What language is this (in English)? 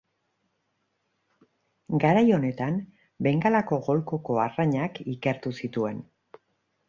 Basque